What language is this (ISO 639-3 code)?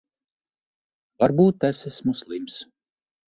lav